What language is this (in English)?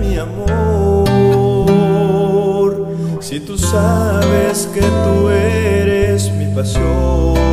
Romanian